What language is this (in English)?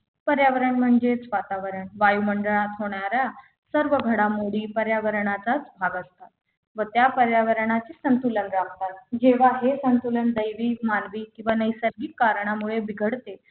Marathi